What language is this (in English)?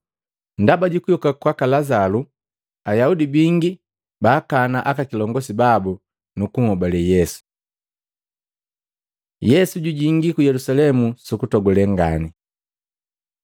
Matengo